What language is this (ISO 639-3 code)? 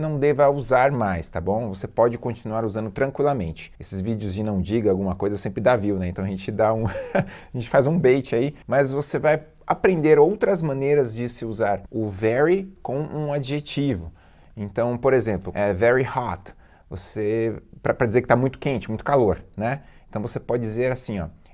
por